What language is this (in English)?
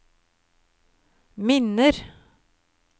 Norwegian